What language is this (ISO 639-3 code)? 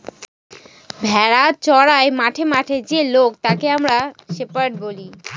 ben